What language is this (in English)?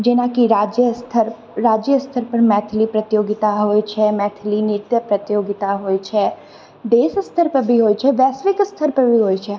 Maithili